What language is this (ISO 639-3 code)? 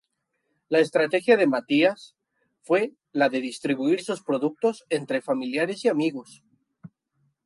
spa